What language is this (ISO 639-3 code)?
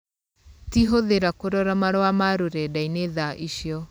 kik